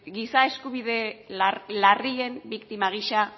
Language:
Basque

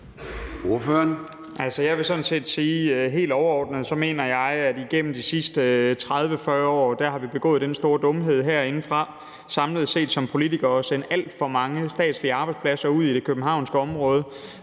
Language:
Danish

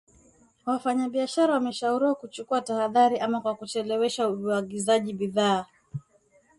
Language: Swahili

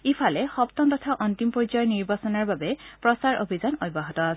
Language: Assamese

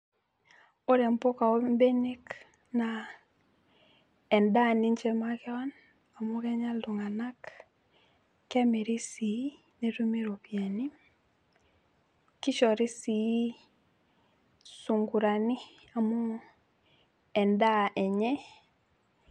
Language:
Masai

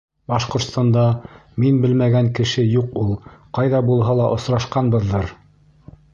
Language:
Bashkir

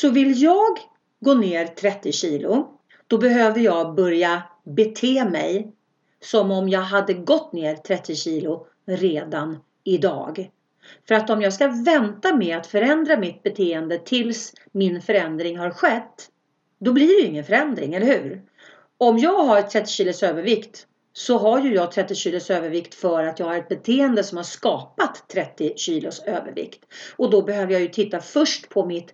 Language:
Swedish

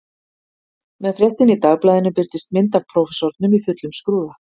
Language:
Icelandic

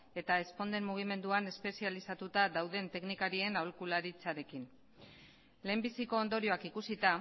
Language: Basque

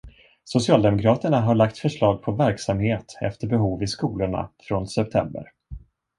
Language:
Swedish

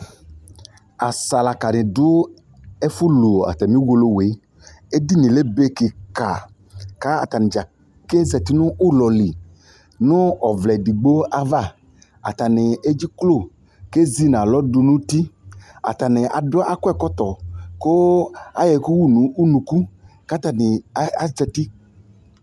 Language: Ikposo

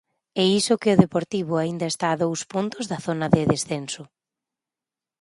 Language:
Galician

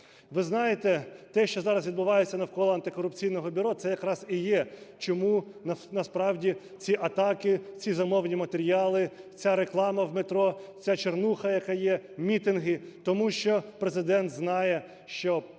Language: Ukrainian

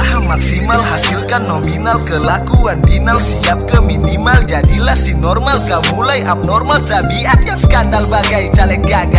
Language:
Indonesian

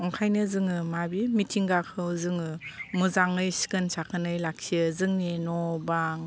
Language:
Bodo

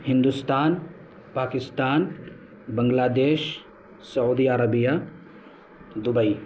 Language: Urdu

